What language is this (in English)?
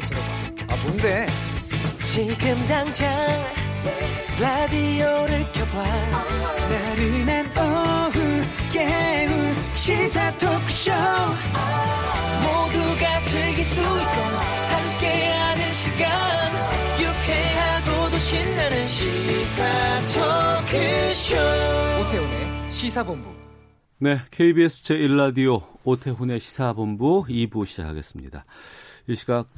Korean